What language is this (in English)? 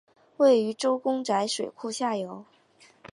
Chinese